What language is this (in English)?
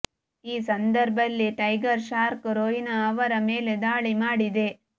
Kannada